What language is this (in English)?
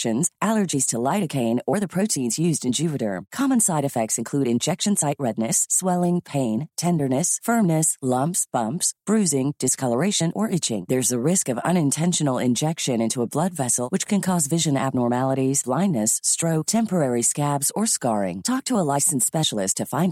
Filipino